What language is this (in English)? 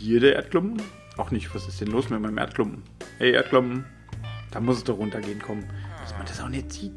German